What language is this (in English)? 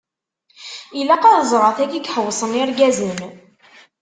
Kabyle